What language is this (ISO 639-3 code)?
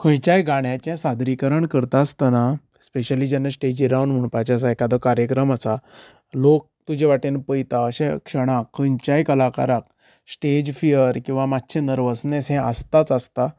kok